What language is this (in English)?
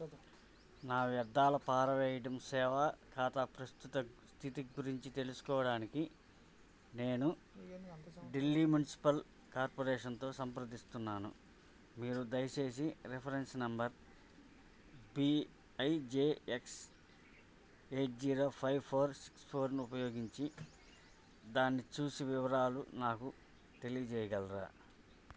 Telugu